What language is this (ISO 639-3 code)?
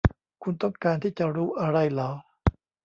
tha